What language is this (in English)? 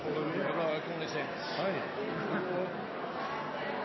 Norwegian Nynorsk